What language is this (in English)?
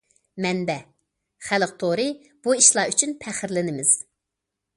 Uyghur